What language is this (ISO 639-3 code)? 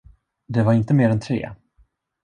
swe